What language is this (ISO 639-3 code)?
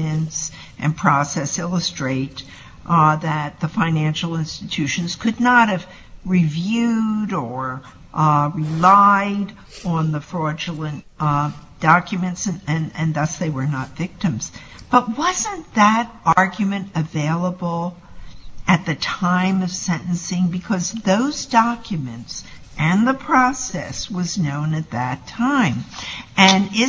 eng